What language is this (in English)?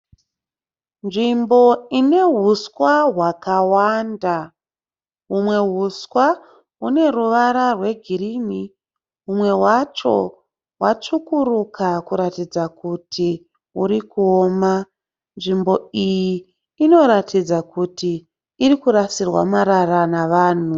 Shona